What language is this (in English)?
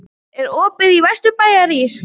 Icelandic